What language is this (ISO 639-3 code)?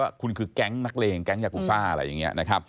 tha